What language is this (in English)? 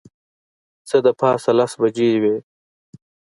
Pashto